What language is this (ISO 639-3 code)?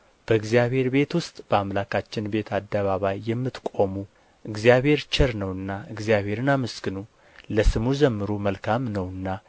amh